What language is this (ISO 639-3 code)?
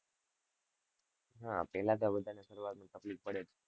guj